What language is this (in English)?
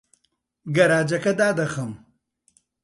Central Kurdish